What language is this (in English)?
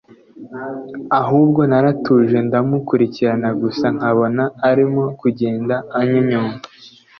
Kinyarwanda